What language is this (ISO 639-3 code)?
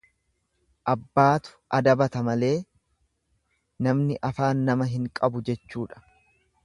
orm